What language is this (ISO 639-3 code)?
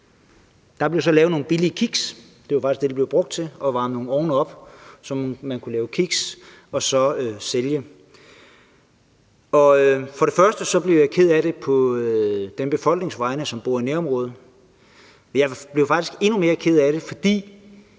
dan